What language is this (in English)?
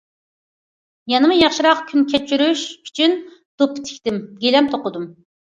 Uyghur